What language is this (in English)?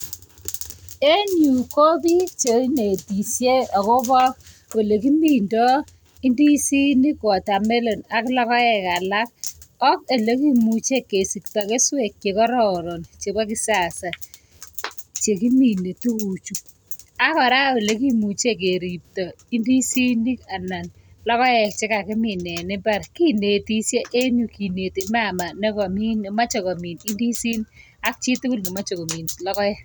Kalenjin